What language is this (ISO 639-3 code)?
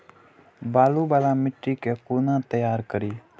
mai